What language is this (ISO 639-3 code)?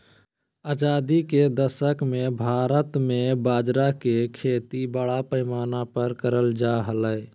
mag